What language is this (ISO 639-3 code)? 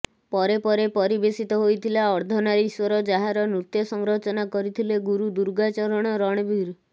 ori